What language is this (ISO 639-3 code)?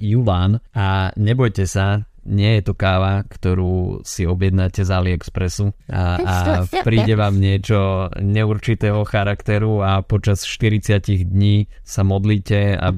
slk